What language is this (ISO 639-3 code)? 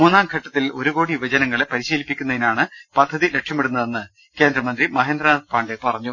mal